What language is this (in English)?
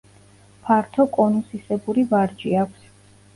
Georgian